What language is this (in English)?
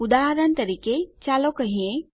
Gujarati